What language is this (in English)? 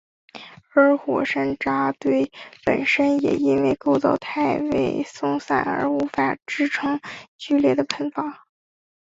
Chinese